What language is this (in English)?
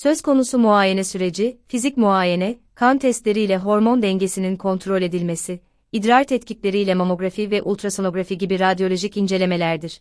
Turkish